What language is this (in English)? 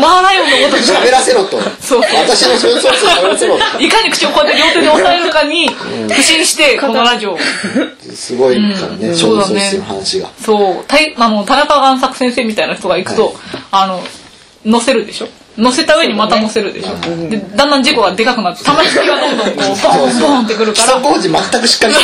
Japanese